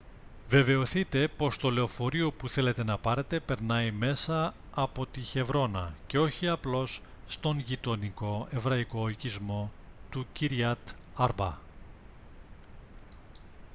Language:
Greek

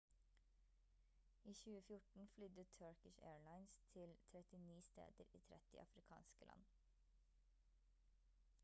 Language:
Norwegian Bokmål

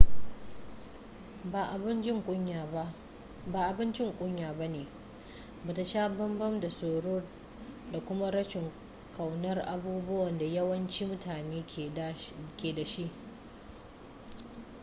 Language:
Hausa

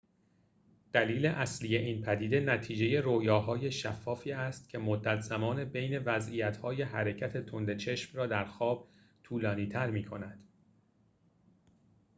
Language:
Persian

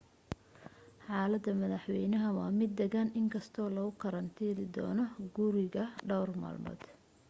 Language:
Somali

